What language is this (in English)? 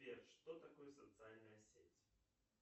Russian